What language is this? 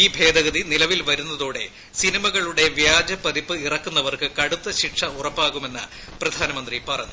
Malayalam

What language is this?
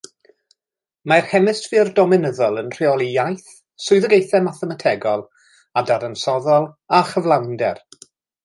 Welsh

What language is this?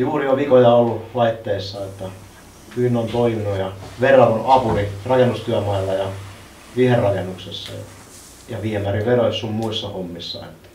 Finnish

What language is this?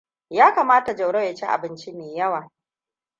Hausa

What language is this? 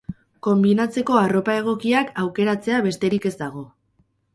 Basque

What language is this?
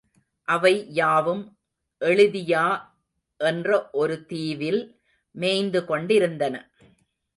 Tamil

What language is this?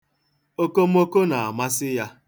Igbo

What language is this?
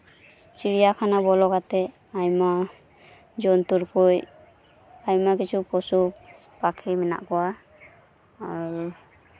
Santali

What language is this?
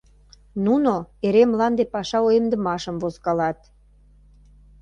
Mari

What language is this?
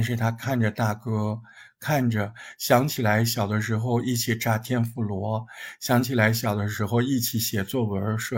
Chinese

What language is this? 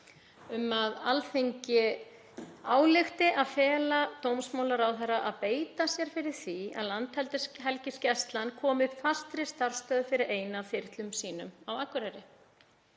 Icelandic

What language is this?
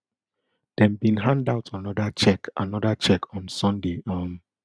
Nigerian Pidgin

